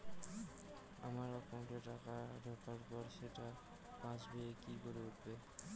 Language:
Bangla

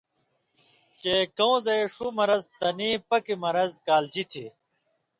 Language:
Indus Kohistani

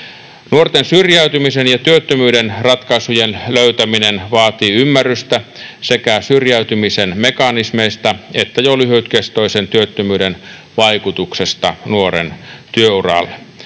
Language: Finnish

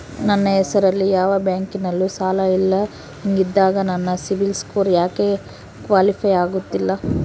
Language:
Kannada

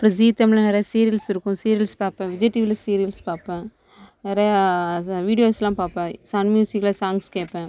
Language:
Tamil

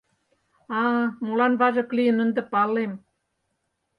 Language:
Mari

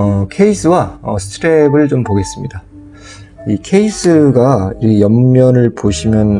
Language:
Korean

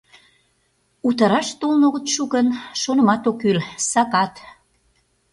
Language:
Mari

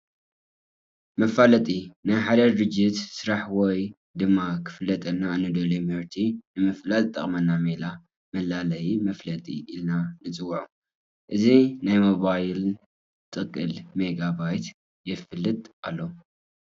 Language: Tigrinya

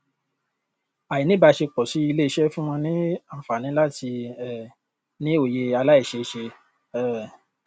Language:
Yoruba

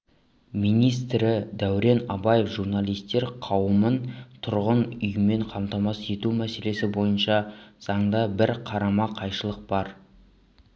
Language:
Kazakh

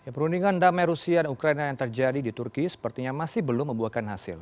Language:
Indonesian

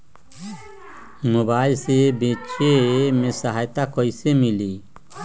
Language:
Magahi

